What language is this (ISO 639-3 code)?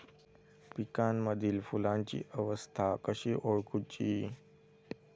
mar